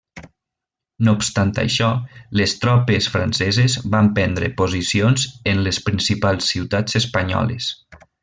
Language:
Catalan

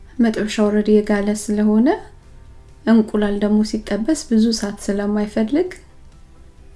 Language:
Amharic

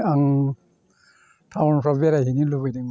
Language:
Bodo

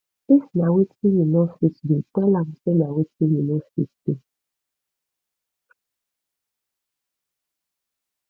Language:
Nigerian Pidgin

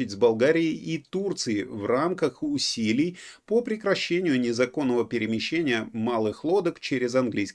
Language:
Russian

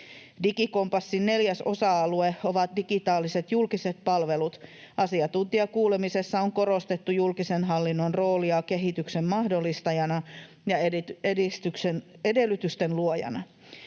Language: Finnish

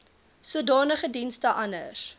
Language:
Afrikaans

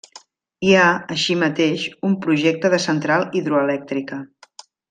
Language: Catalan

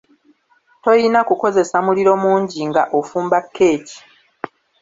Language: Ganda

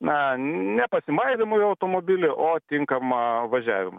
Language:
Lithuanian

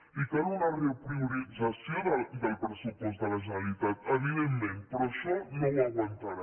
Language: Catalan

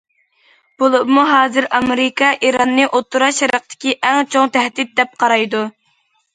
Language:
Uyghur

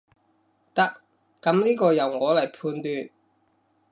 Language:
Cantonese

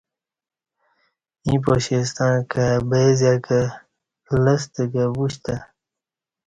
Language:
Kati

